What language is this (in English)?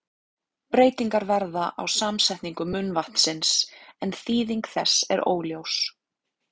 Icelandic